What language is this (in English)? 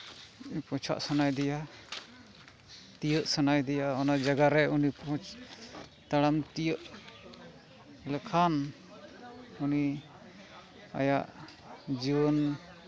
Santali